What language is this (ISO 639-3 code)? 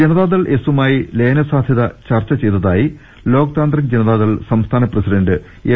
mal